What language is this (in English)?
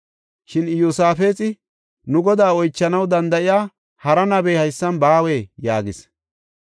Gofa